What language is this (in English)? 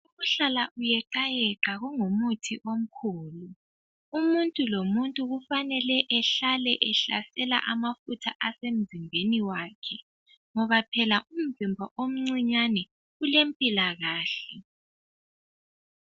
North Ndebele